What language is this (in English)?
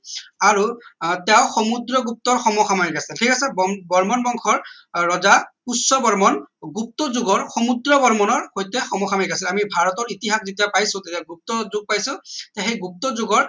Assamese